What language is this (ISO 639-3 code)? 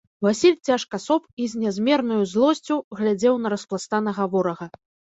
bel